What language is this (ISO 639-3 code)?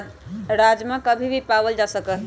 mag